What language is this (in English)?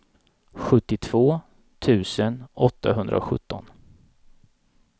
Swedish